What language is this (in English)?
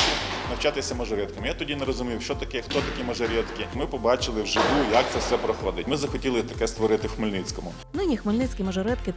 Ukrainian